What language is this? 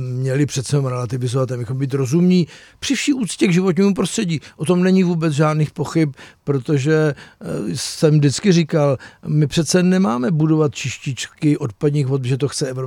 Czech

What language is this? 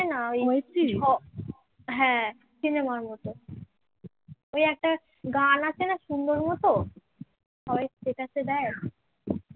Bangla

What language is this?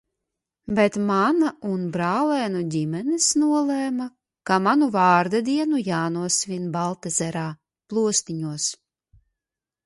Latvian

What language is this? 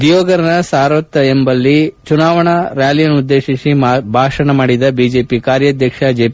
Kannada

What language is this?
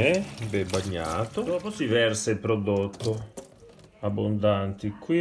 Italian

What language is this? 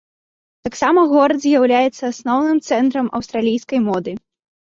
Belarusian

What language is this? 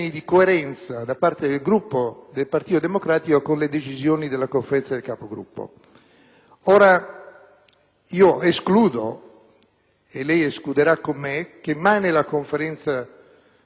Italian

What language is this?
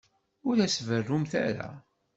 Kabyle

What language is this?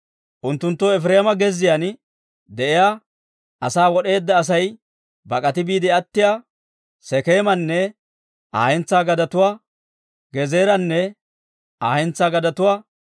Dawro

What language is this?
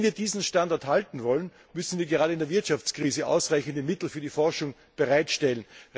German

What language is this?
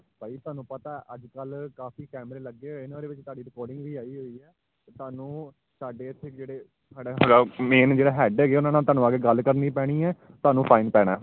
Punjabi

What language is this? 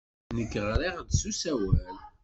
Kabyle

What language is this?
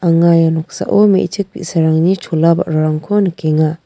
Garo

